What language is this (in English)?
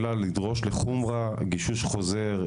Hebrew